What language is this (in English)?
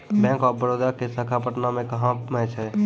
Maithili